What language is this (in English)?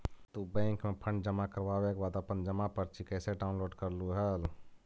Magahi